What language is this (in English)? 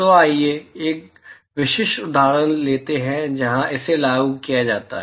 Hindi